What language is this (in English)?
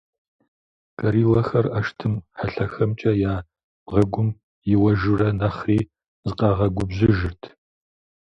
Kabardian